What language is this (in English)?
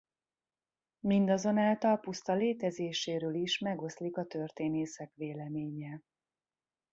Hungarian